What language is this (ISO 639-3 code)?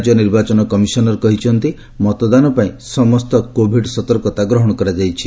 ori